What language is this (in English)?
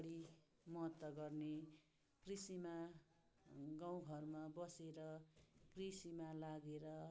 Nepali